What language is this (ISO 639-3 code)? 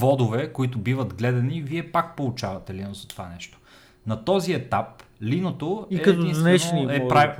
bul